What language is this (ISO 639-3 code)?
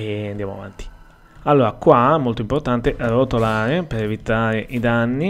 ita